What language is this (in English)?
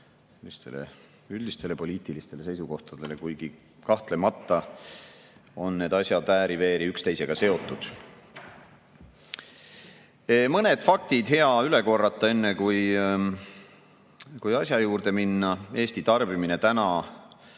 Estonian